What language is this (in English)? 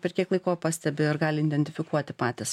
Lithuanian